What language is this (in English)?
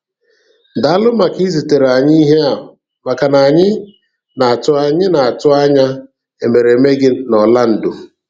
Igbo